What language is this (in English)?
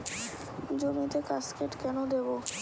Bangla